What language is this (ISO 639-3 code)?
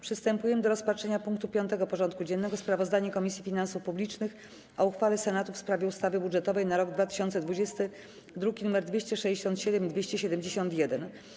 pol